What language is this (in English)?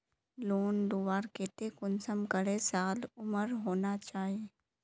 Magahi